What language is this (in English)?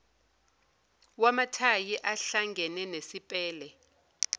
Zulu